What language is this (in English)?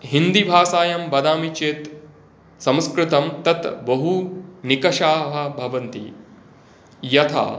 Sanskrit